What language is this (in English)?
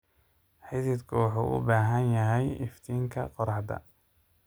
Somali